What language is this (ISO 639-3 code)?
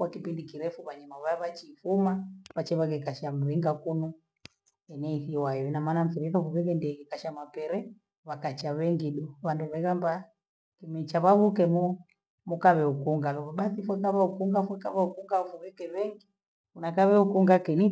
gwe